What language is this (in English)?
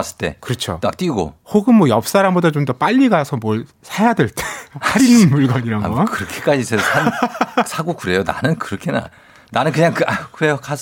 Korean